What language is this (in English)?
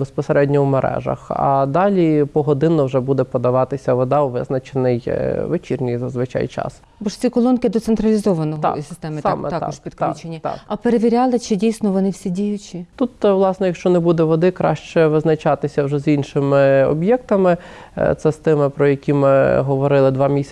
Ukrainian